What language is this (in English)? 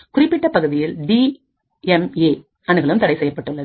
Tamil